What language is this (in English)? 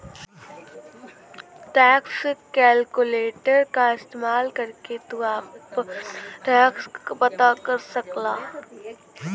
Bhojpuri